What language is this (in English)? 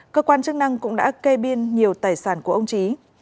Vietnamese